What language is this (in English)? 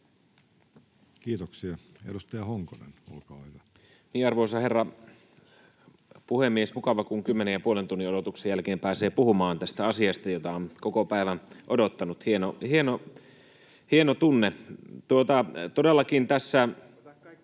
Finnish